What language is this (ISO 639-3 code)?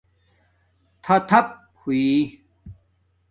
dmk